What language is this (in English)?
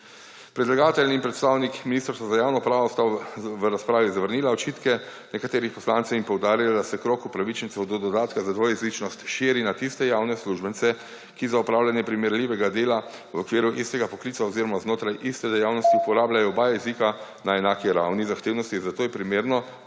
Slovenian